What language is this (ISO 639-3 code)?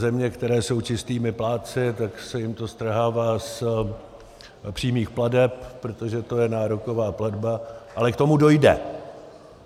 ces